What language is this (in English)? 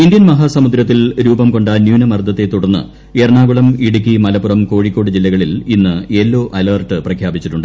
Malayalam